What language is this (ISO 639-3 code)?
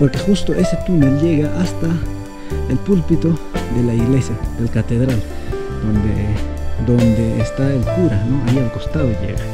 spa